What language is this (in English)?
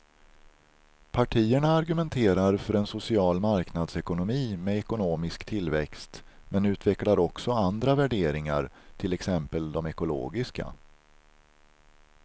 Swedish